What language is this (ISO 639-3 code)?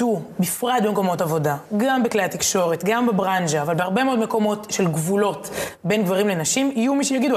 heb